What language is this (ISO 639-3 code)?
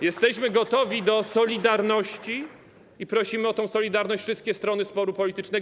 pol